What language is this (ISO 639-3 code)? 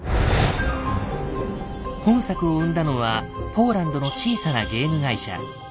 jpn